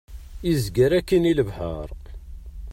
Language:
Kabyle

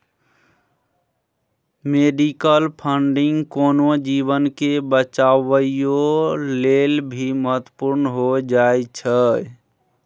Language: Maithili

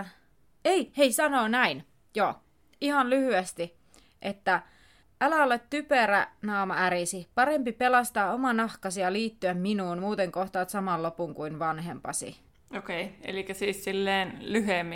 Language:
Finnish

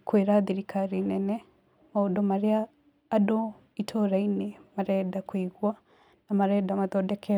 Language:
Kikuyu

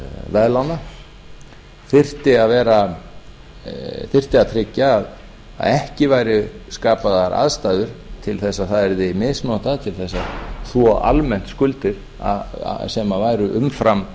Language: Icelandic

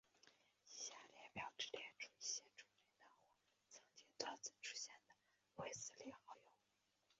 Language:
Chinese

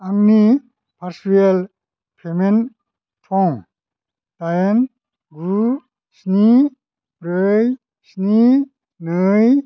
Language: Bodo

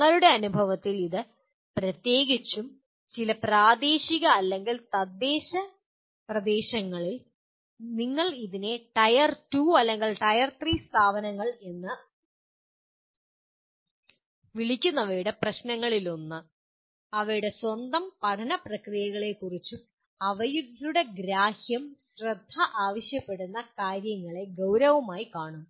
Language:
Malayalam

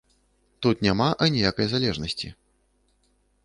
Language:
Belarusian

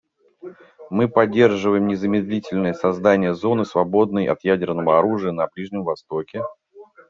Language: Russian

